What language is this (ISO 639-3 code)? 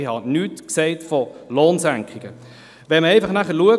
gsw